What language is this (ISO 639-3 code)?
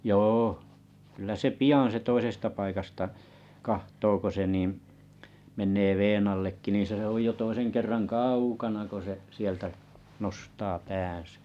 fin